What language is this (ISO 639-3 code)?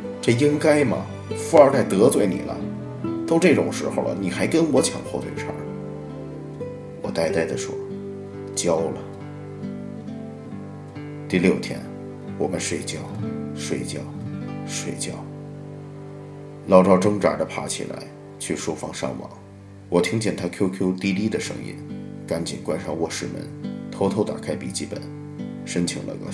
zho